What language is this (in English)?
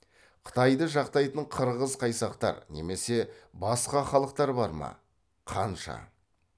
Kazakh